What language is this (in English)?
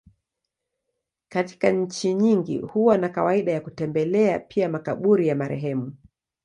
Swahili